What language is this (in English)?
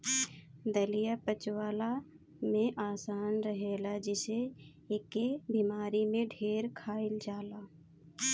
Bhojpuri